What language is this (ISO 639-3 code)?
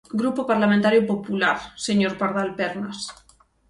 glg